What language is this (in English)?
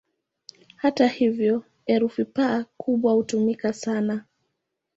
Swahili